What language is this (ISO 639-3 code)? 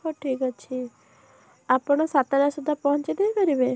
ori